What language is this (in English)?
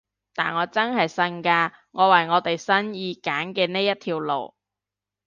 Cantonese